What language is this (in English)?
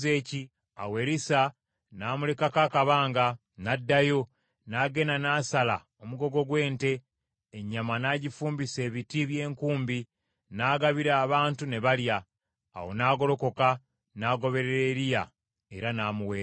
Ganda